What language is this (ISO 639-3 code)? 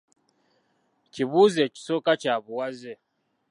lug